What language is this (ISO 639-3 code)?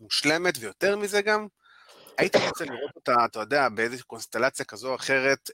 heb